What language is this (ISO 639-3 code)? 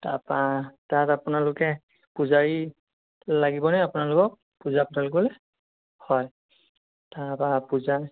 asm